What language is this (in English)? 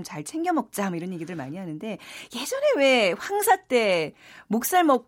Korean